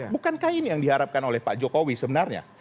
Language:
Indonesian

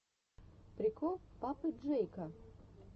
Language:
Russian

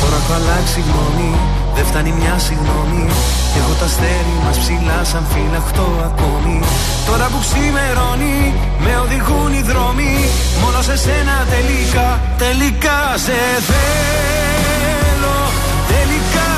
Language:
Greek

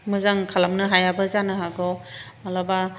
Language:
Bodo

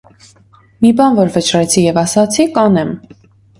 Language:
Armenian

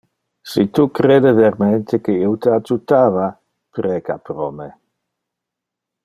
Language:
Interlingua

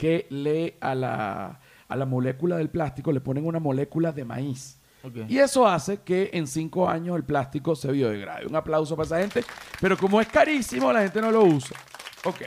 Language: Spanish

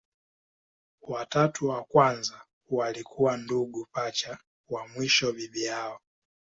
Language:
Swahili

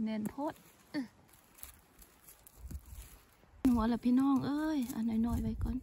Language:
Thai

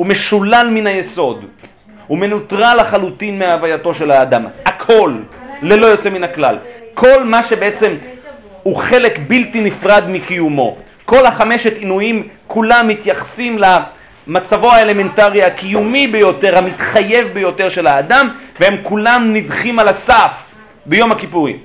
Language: Hebrew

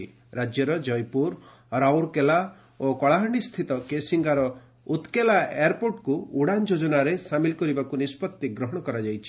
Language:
Odia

